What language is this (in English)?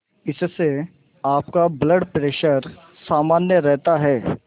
Hindi